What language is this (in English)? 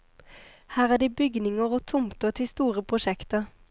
Norwegian